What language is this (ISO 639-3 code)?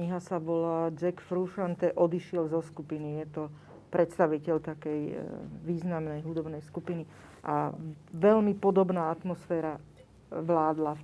slk